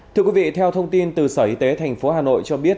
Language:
Vietnamese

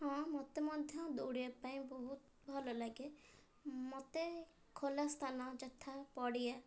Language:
Odia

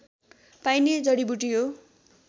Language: Nepali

